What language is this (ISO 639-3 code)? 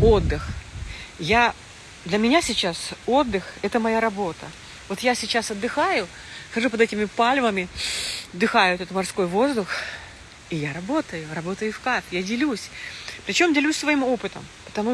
rus